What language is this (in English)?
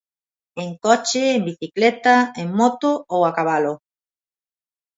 Galician